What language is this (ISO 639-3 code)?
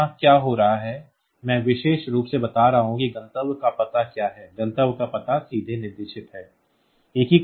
hin